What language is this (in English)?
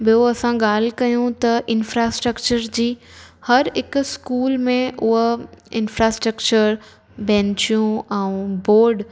Sindhi